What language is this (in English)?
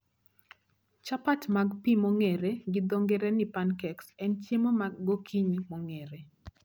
Luo (Kenya and Tanzania)